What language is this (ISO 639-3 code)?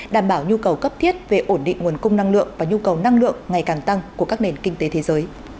vie